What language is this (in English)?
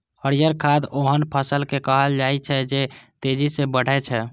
Maithili